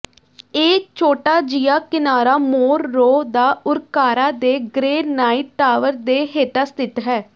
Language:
Punjabi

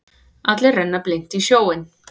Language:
Icelandic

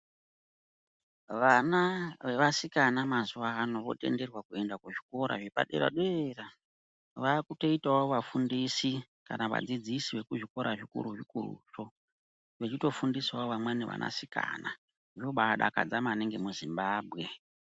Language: Ndau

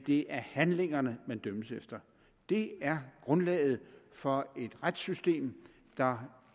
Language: Danish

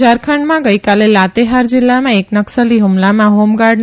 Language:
Gujarati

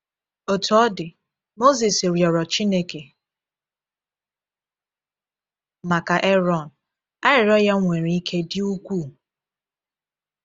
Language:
Igbo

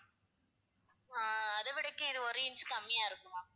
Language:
Tamil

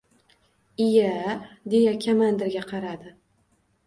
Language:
Uzbek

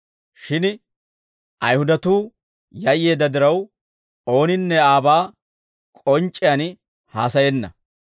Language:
Dawro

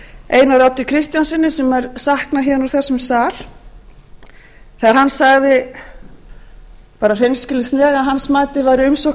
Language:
Icelandic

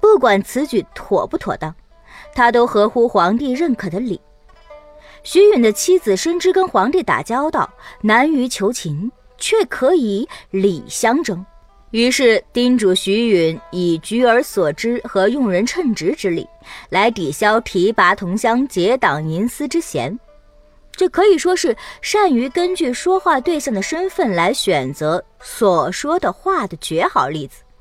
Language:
Chinese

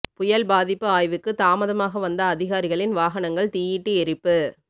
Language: Tamil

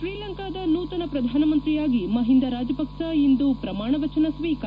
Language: Kannada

